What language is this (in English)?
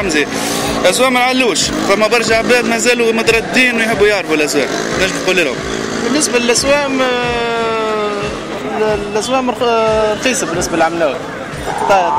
Arabic